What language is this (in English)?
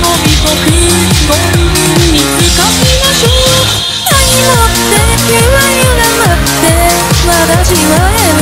Arabic